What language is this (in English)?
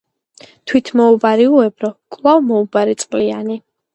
Georgian